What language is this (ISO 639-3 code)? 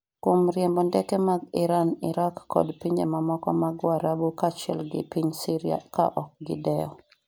luo